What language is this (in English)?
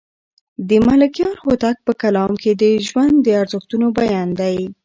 Pashto